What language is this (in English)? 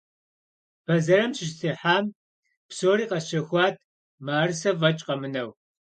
Kabardian